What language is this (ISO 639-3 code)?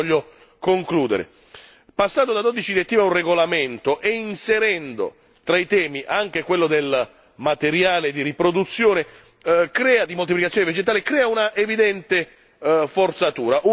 ita